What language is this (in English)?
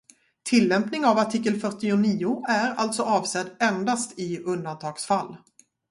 Swedish